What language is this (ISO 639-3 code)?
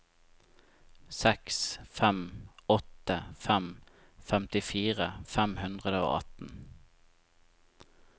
nor